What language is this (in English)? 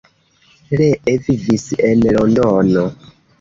Esperanto